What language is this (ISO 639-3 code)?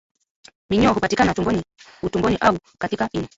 swa